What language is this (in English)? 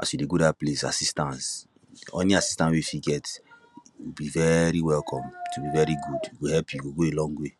Nigerian Pidgin